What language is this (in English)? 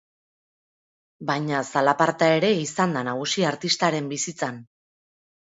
Basque